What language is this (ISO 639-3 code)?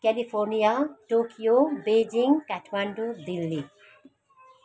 nep